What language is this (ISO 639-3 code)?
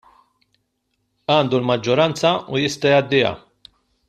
mlt